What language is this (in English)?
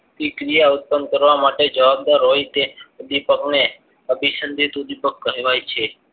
Gujarati